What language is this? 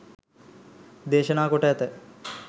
Sinhala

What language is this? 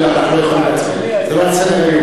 Hebrew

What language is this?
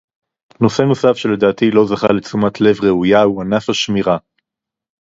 Hebrew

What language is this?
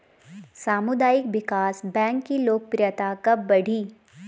Hindi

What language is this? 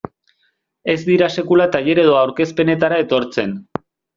Basque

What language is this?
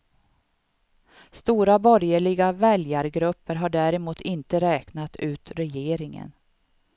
Swedish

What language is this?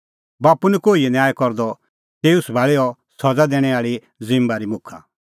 Kullu Pahari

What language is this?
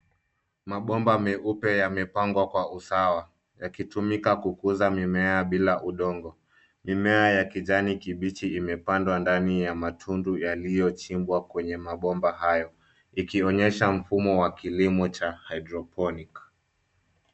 Swahili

